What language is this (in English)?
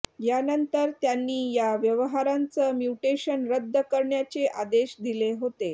Marathi